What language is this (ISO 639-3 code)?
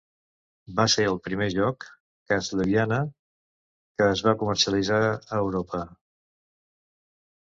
cat